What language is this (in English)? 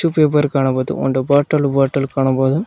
Kannada